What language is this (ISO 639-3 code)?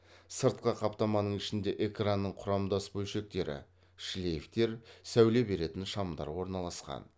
kaz